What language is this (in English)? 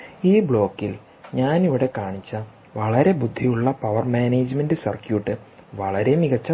Malayalam